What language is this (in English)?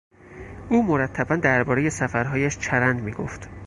Persian